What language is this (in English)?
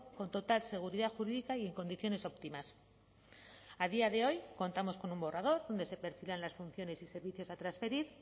Spanish